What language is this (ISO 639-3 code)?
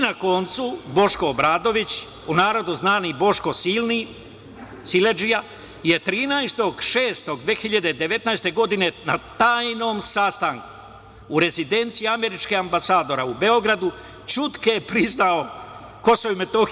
srp